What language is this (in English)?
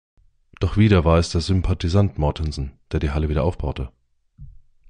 German